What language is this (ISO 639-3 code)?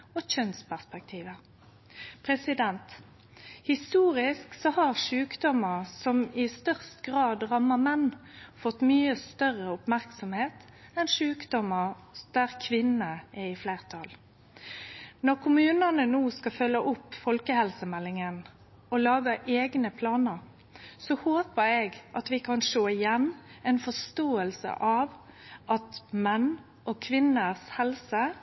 nno